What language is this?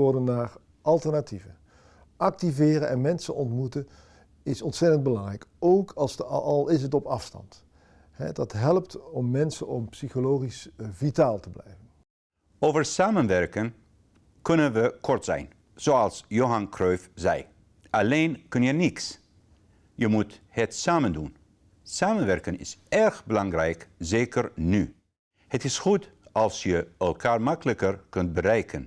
Dutch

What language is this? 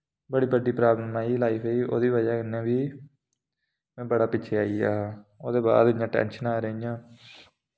Dogri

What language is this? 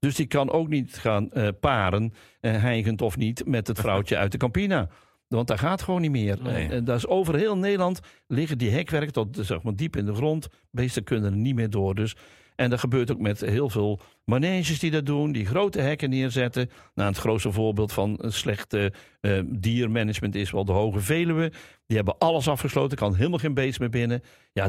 Dutch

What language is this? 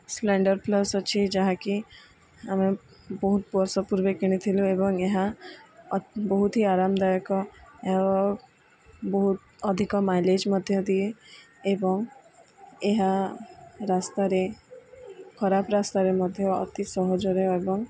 Odia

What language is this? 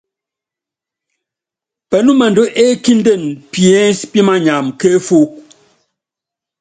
Yangben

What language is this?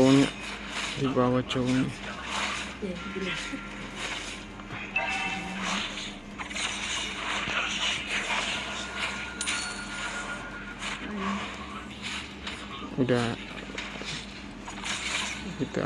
Indonesian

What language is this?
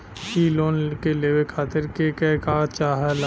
Bhojpuri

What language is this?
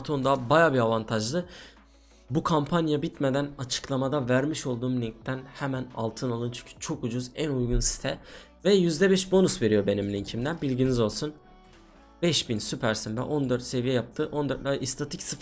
Turkish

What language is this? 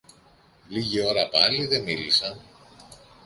Greek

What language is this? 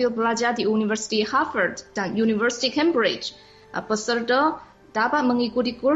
Malay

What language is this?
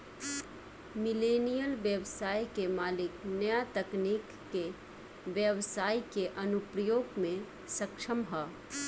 Bhojpuri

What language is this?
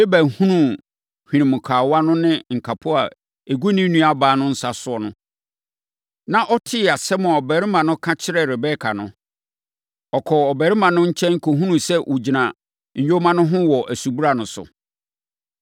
Akan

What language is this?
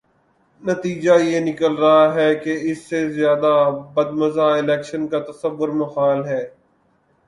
Urdu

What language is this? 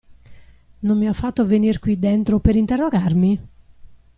Italian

